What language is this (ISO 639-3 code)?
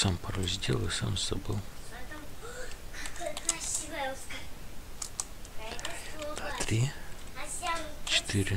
rus